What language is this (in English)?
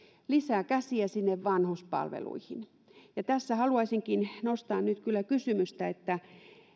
Finnish